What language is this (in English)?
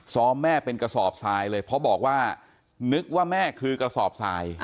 Thai